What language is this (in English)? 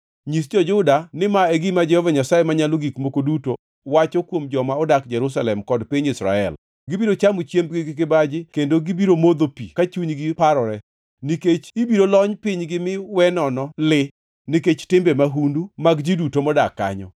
Luo (Kenya and Tanzania)